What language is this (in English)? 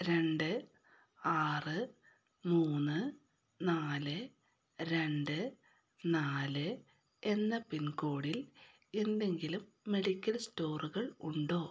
Malayalam